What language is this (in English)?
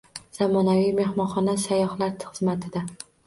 Uzbek